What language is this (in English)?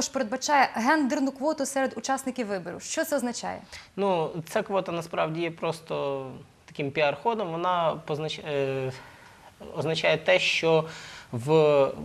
Ukrainian